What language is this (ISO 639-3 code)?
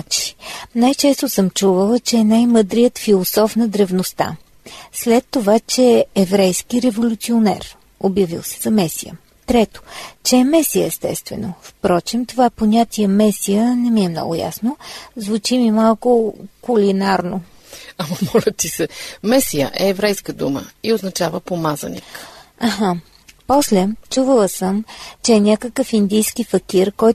bul